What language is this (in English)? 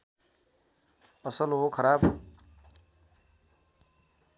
Nepali